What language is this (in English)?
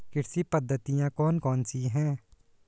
Hindi